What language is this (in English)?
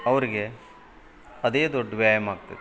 Kannada